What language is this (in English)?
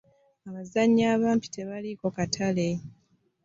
Ganda